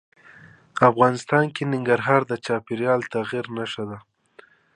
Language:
Pashto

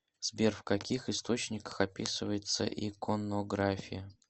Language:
Russian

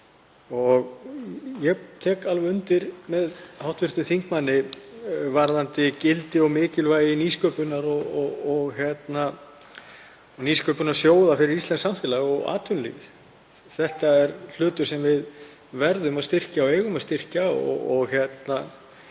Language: Icelandic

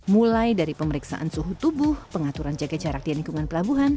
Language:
Indonesian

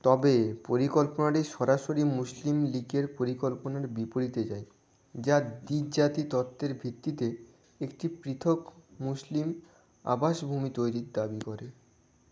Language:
Bangla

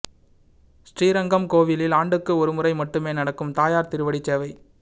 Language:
Tamil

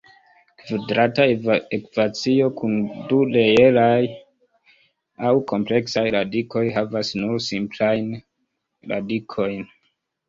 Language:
Esperanto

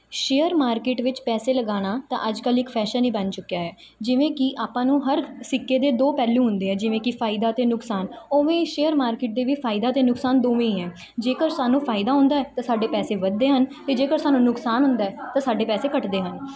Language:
Punjabi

